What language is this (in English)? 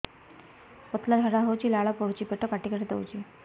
Odia